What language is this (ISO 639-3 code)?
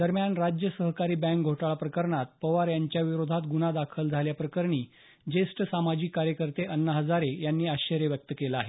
mar